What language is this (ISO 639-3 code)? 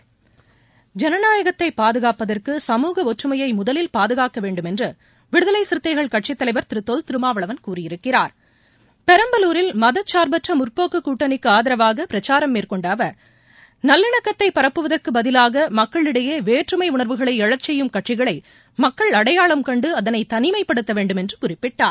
tam